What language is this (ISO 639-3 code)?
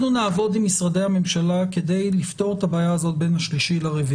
heb